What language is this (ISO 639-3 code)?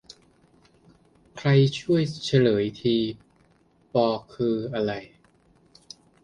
tha